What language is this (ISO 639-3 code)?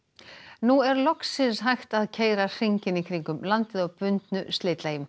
isl